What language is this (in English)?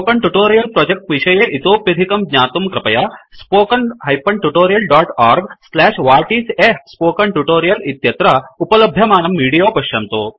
Sanskrit